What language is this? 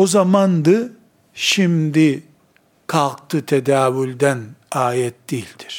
Turkish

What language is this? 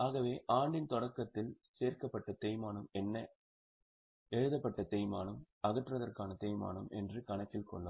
Tamil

